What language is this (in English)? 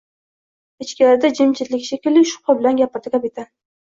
Uzbek